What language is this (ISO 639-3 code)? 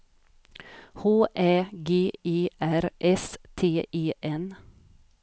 swe